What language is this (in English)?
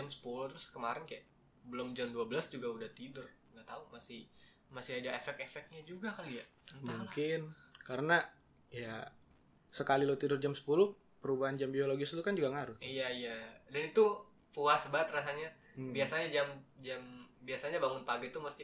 Indonesian